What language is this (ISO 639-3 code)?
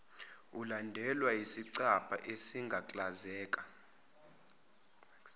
zul